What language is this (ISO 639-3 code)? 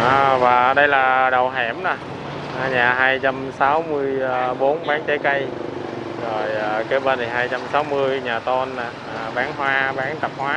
vie